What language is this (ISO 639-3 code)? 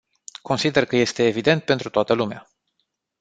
ron